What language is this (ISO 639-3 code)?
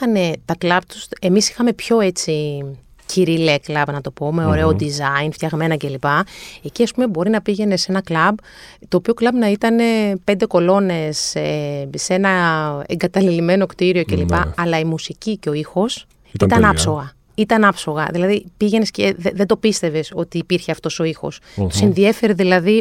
ell